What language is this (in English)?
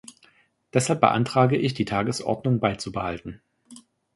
German